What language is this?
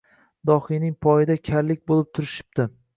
Uzbek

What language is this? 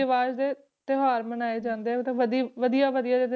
Punjabi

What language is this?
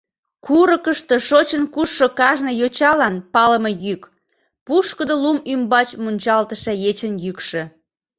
Mari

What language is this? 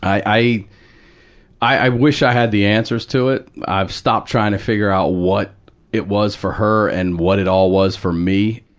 English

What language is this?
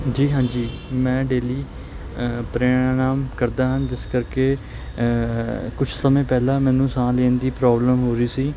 Punjabi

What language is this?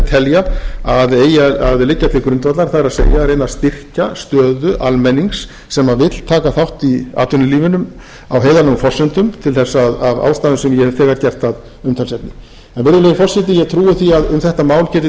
Icelandic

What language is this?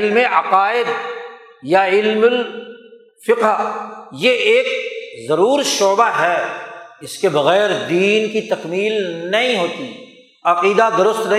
Urdu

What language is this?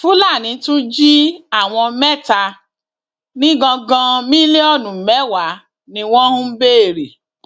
Yoruba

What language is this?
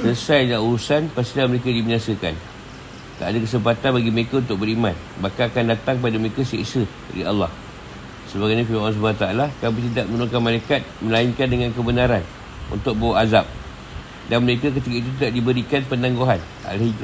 Malay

